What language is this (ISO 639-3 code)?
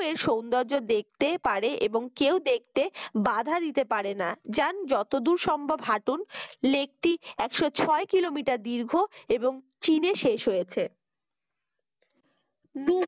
ben